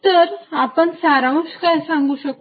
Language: Marathi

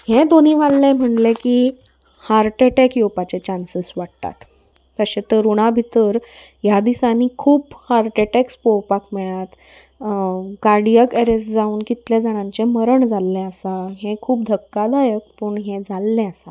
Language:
Konkani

